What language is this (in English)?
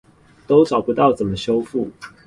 Chinese